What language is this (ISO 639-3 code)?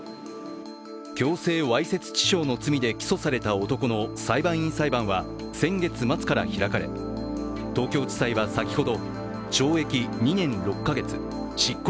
jpn